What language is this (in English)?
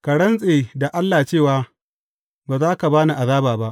Hausa